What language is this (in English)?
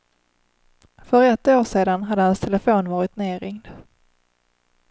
Swedish